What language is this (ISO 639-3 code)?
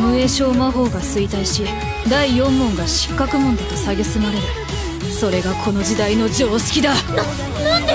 jpn